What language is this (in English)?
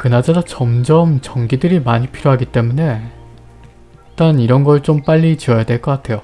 Korean